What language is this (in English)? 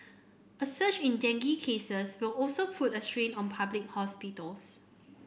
English